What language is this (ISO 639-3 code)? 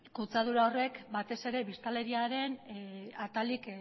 eus